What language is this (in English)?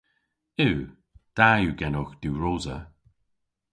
Cornish